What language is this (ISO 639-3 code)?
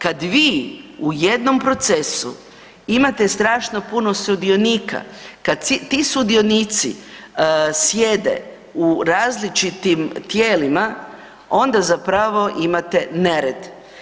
hrv